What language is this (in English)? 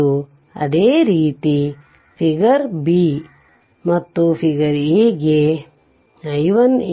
Kannada